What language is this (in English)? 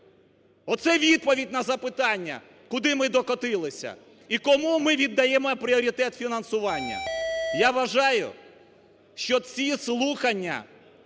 Ukrainian